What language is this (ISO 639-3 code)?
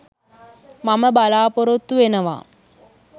sin